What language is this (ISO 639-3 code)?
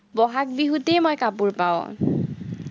asm